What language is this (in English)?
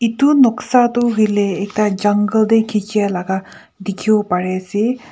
Naga Pidgin